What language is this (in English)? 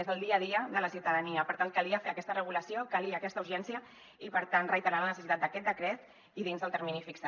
Catalan